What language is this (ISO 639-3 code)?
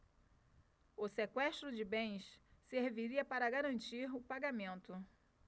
por